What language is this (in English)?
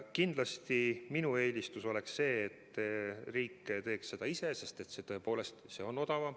Estonian